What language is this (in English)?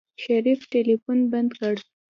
Pashto